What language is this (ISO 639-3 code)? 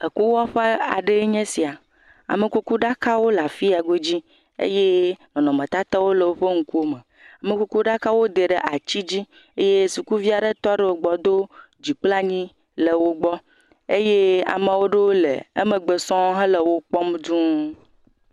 ewe